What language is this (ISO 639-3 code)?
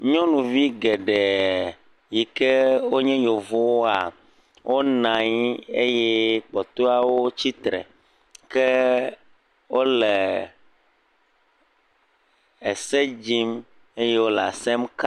ewe